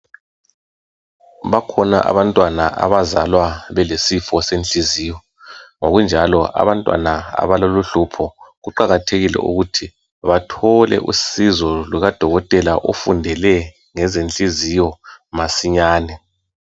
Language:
North Ndebele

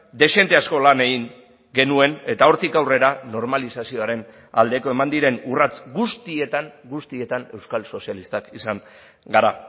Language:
Basque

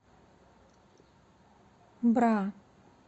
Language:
Russian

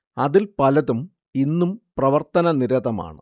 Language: Malayalam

